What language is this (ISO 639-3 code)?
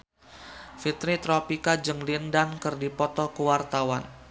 sun